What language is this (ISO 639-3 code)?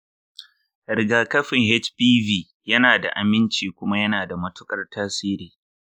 hau